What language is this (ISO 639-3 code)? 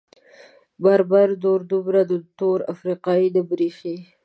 pus